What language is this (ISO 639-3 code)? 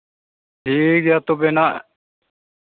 sat